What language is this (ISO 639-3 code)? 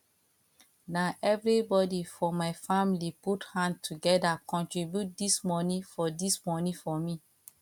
pcm